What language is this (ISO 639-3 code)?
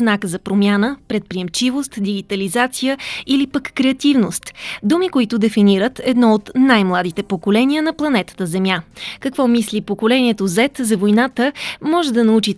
bul